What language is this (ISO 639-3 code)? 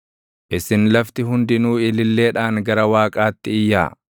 orm